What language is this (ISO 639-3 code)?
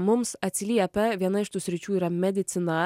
lit